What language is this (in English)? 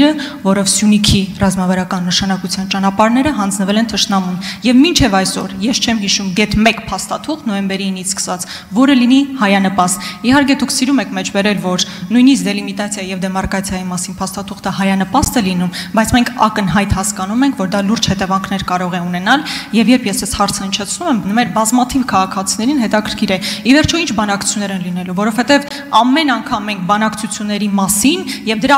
Romanian